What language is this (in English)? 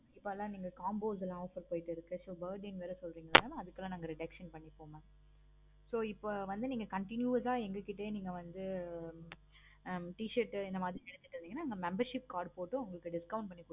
Tamil